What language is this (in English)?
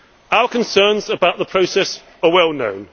English